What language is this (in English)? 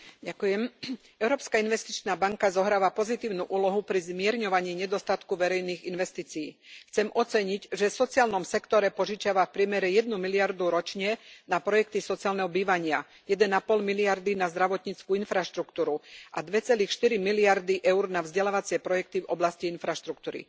Slovak